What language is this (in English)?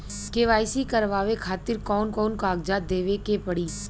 Bhojpuri